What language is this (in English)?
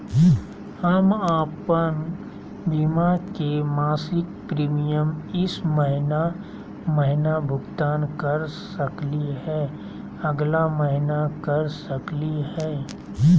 Magahi